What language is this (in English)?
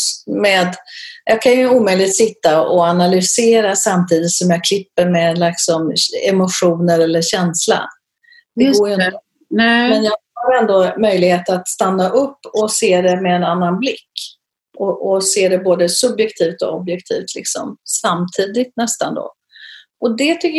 Swedish